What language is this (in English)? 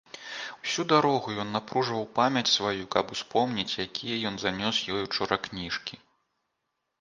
Belarusian